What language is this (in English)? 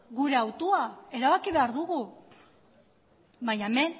Basque